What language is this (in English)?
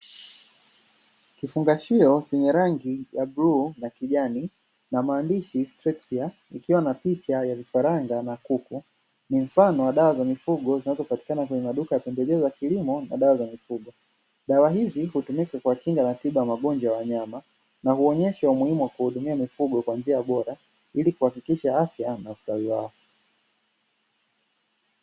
Swahili